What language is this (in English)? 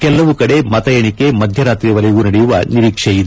Kannada